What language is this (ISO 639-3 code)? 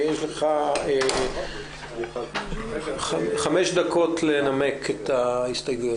heb